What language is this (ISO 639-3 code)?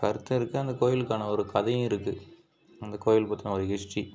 tam